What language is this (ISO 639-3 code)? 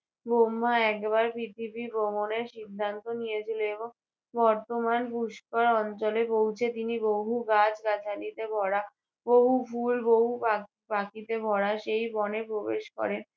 ben